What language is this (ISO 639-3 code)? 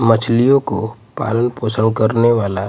hin